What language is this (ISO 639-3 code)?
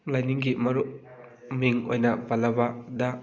mni